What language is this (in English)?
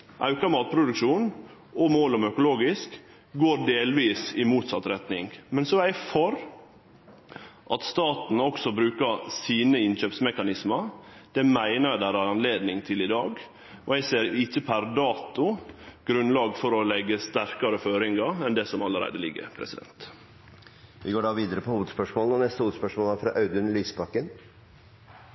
Norwegian